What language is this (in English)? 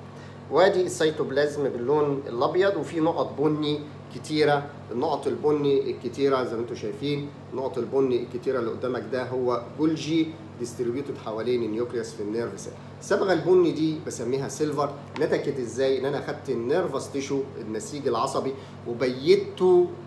Arabic